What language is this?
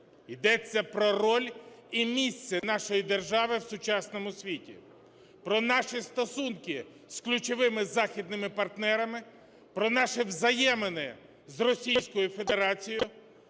Ukrainian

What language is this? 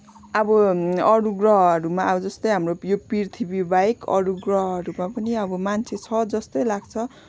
Nepali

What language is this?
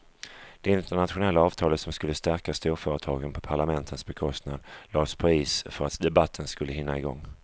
Swedish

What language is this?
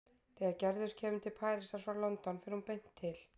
Icelandic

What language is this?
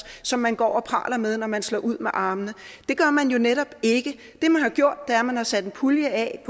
Danish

